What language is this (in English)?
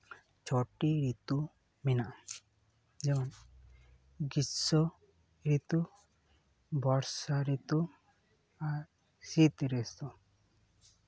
Santali